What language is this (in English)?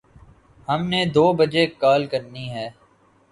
Urdu